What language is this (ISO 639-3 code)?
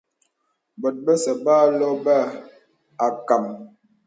beb